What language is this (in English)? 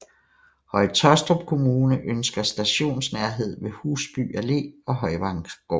Danish